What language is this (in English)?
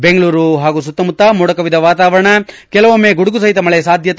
Kannada